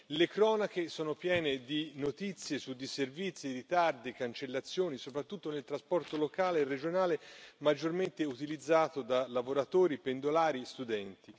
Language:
Italian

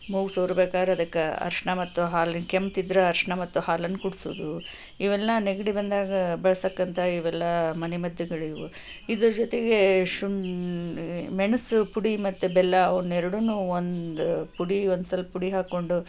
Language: Kannada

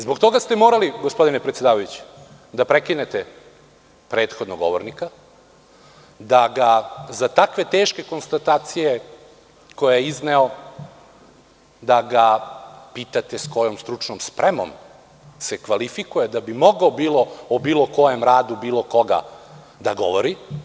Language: Serbian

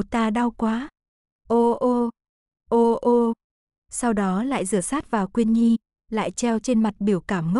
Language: Vietnamese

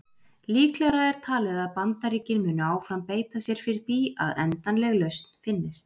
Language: Icelandic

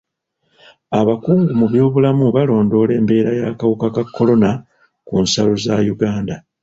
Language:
Ganda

